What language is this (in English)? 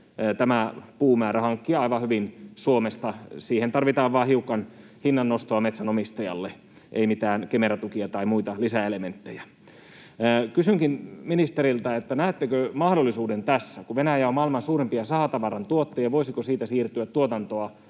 Finnish